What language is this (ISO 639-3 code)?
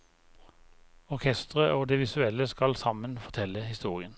nor